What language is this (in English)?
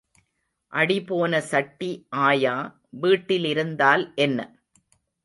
Tamil